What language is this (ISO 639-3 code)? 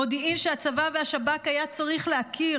heb